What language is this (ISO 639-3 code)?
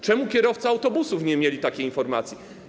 pol